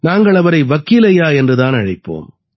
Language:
Tamil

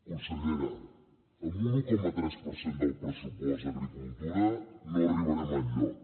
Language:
Catalan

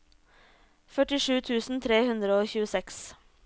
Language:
Norwegian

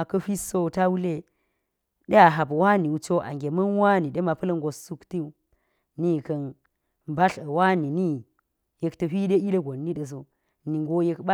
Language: Geji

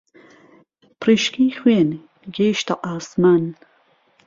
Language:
Central Kurdish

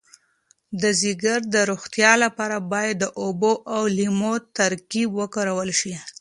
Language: Pashto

